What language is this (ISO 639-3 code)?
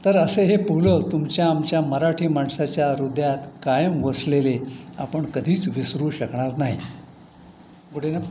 mar